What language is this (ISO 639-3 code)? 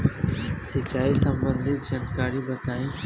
bho